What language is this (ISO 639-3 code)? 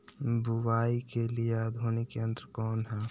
mag